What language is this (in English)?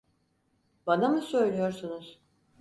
Turkish